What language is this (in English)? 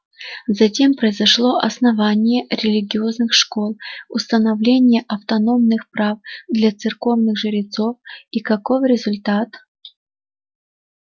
Russian